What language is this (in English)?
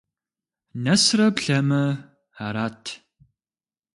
Kabardian